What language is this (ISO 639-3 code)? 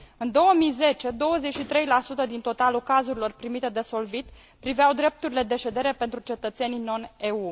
ron